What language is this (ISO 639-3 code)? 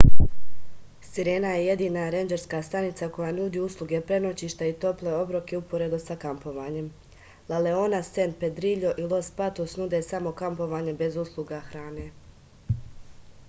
srp